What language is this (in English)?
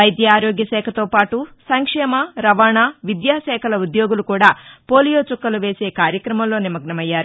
Telugu